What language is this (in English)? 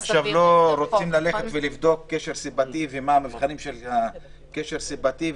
Hebrew